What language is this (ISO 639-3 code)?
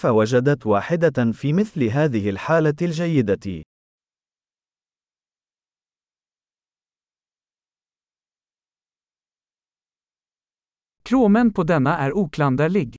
swe